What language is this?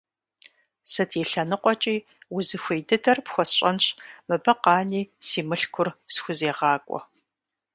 Kabardian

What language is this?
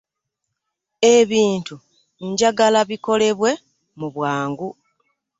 Ganda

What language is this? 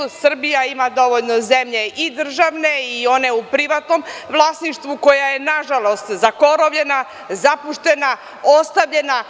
Serbian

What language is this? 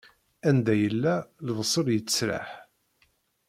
Kabyle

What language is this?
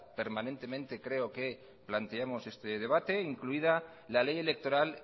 Spanish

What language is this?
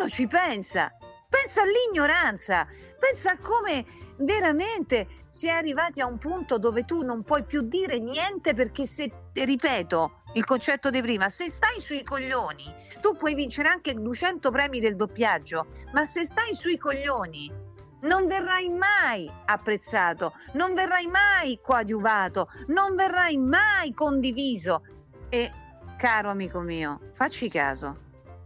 Italian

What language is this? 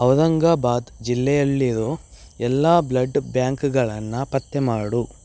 Kannada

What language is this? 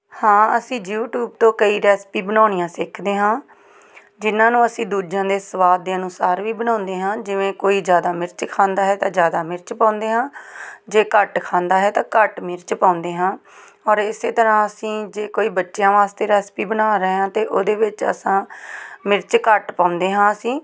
Punjabi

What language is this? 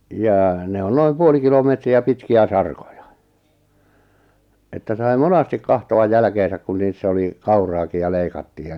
Finnish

